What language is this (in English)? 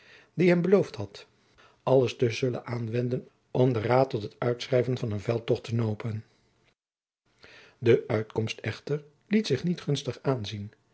Dutch